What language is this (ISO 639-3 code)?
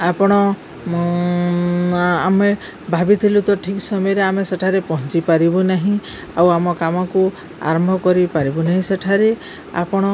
ori